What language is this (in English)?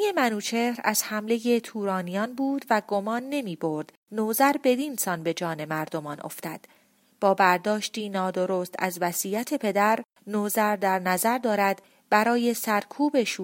Persian